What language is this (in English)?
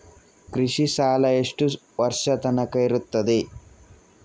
Kannada